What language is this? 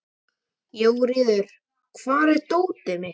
Icelandic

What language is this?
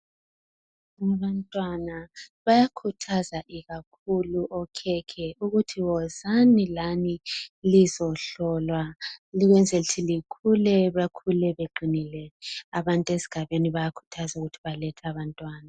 North Ndebele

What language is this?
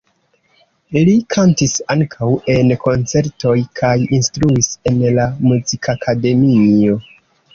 Esperanto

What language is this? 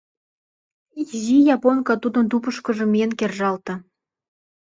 Mari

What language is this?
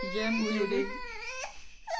Danish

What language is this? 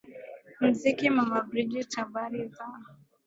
Swahili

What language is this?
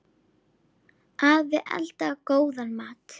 Icelandic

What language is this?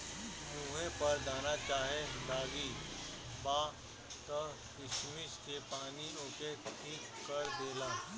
Bhojpuri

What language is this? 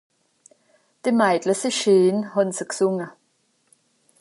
Swiss German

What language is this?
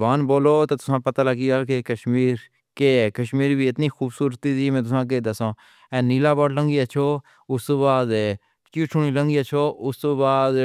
Pahari-Potwari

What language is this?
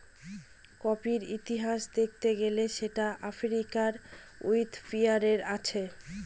Bangla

